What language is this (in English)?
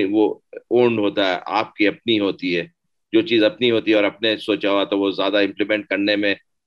Urdu